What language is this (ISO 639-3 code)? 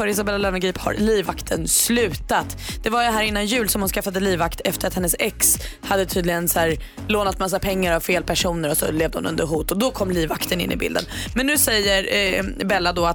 swe